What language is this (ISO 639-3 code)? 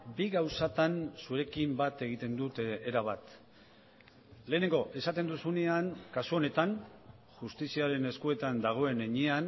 eus